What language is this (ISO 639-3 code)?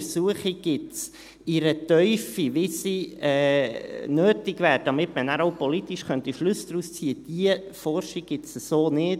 gsw